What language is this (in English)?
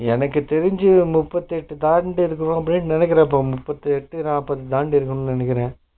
Tamil